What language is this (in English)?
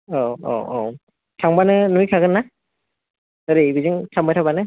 Bodo